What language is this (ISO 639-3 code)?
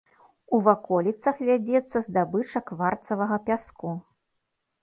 bel